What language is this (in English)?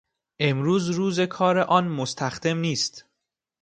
Persian